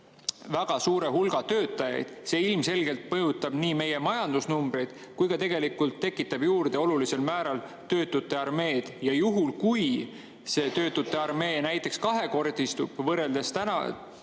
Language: Estonian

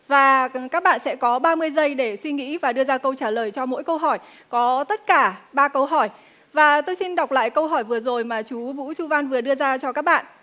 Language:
Vietnamese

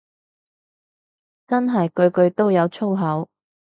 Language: Cantonese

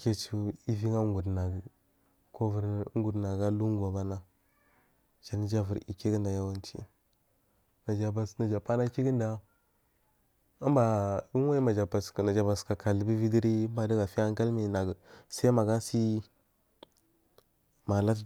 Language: Marghi South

